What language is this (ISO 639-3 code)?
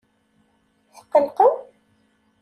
kab